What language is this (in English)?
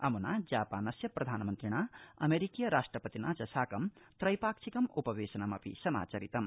Sanskrit